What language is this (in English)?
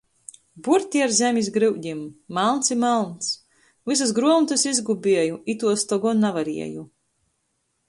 Latgalian